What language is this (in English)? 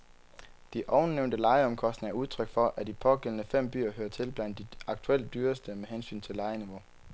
Danish